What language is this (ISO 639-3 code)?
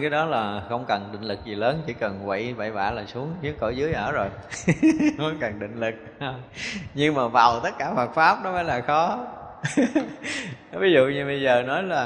vie